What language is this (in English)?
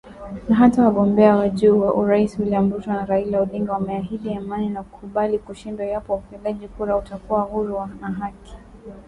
Swahili